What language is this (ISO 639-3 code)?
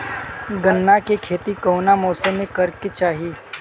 bho